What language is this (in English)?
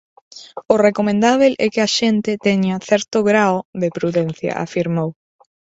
Galician